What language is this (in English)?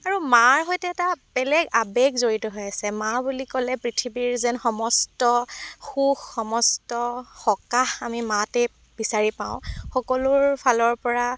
Assamese